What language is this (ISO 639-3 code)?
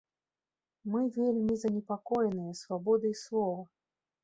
bel